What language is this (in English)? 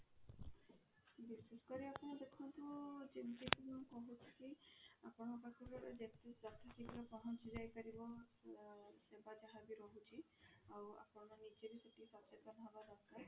Odia